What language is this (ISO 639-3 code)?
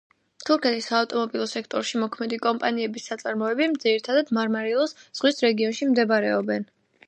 kat